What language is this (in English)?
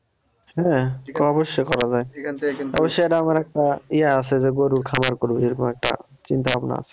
Bangla